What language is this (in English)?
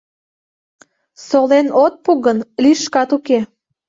Mari